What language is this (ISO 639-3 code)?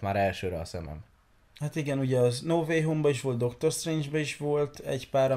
hun